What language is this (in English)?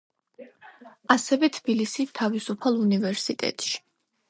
Georgian